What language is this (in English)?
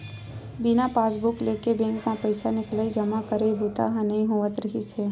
Chhattisgarhi